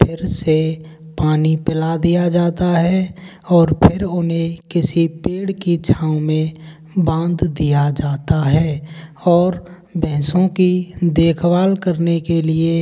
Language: Hindi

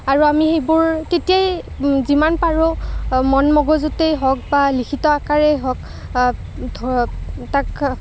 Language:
Assamese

